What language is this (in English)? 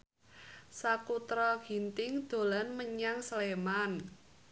Javanese